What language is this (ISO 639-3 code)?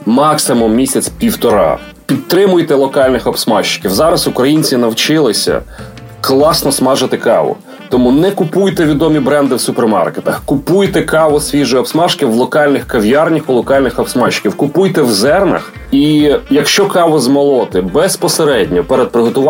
ukr